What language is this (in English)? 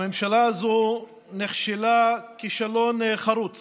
Hebrew